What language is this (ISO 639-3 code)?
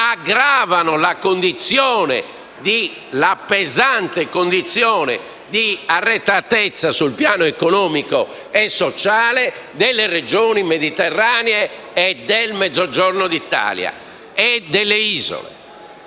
ita